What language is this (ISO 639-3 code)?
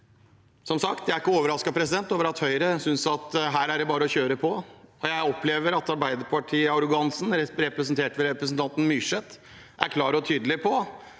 nor